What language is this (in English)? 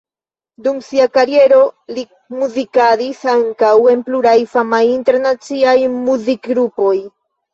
Esperanto